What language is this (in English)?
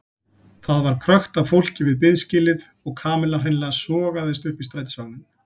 Icelandic